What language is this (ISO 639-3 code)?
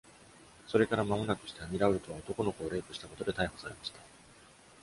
jpn